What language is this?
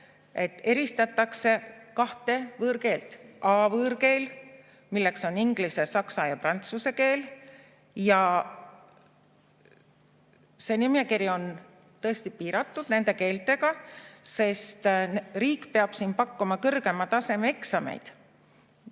Estonian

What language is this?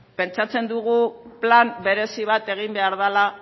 Basque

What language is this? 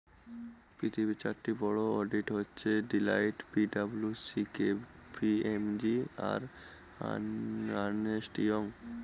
Bangla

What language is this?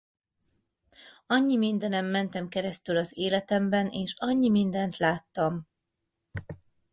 Hungarian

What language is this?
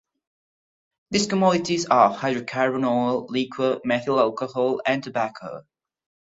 English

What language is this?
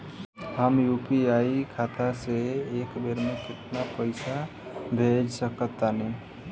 Bhojpuri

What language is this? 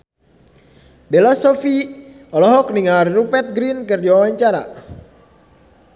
Sundanese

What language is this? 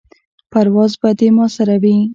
Pashto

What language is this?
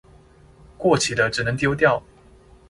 Chinese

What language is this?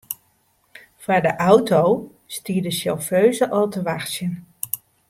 Western Frisian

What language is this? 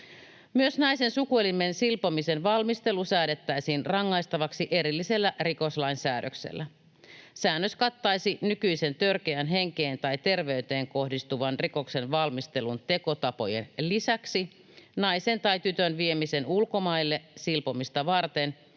Finnish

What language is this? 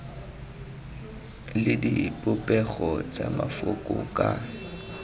Tswana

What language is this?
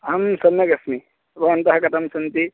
Sanskrit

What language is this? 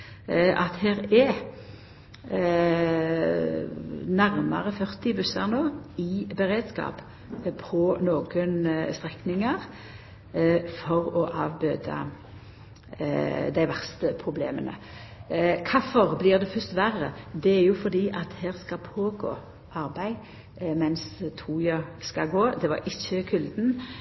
Norwegian Nynorsk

